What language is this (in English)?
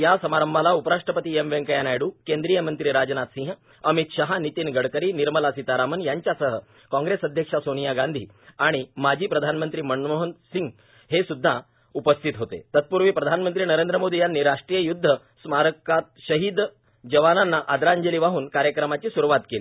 Marathi